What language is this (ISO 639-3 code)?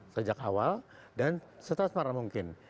ind